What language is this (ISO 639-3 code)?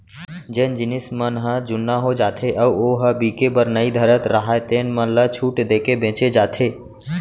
hne